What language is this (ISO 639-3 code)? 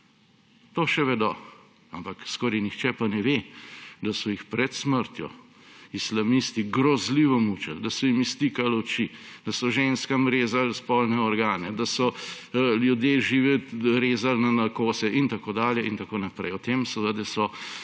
slv